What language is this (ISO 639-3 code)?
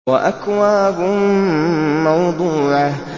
ara